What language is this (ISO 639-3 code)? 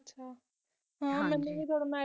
pan